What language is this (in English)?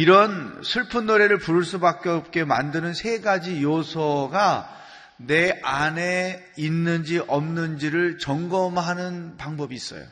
Korean